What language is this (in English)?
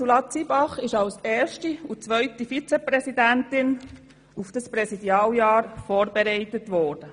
Swiss German